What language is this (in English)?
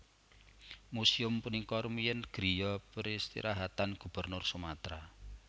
Javanese